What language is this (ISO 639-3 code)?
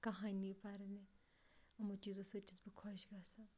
kas